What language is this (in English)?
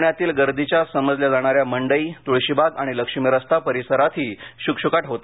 Marathi